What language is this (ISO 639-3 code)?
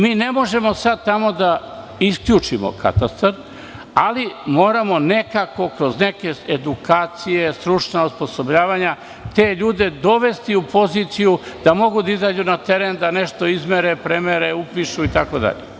srp